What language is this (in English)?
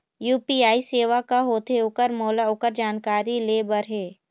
Chhattisgarhi